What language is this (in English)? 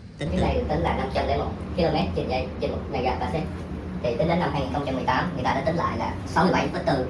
Vietnamese